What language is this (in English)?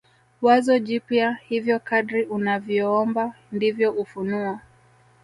Swahili